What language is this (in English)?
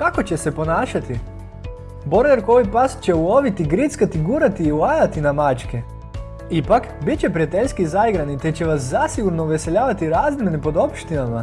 Croatian